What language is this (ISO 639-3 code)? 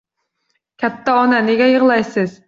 uzb